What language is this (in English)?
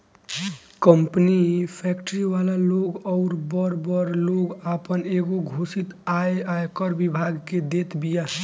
Bhojpuri